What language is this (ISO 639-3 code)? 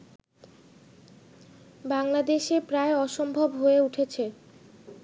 ben